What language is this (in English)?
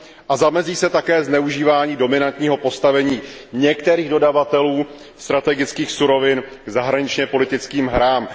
Czech